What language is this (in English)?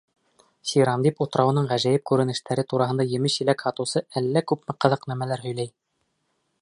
Bashkir